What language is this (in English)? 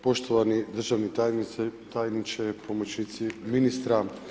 Croatian